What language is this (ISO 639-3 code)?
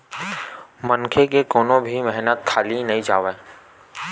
hne